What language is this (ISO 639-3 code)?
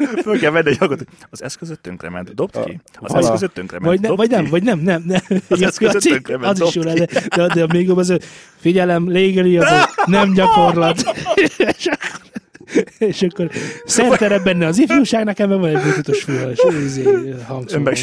hun